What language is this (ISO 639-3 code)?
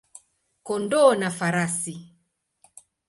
swa